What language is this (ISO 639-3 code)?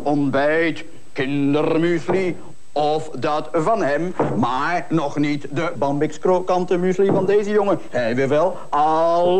nld